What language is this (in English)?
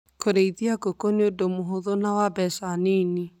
Kikuyu